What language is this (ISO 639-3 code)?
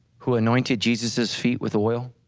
eng